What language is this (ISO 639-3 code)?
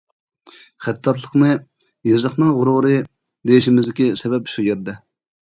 uig